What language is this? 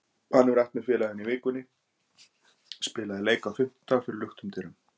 Icelandic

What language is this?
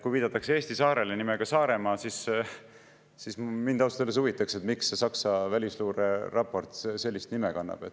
Estonian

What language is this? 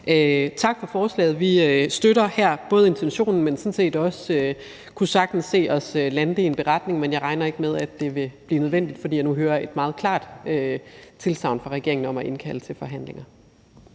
Danish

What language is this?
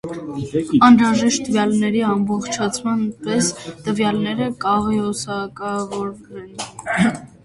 Armenian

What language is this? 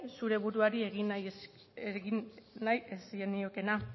Basque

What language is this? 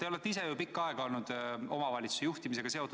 Estonian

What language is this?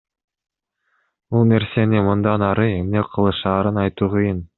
Kyrgyz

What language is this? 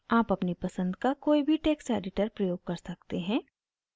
Hindi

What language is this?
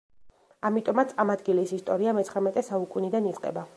Georgian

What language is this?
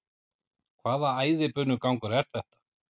Icelandic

